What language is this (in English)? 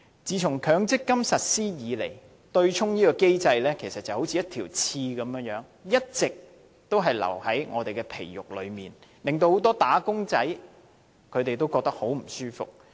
Cantonese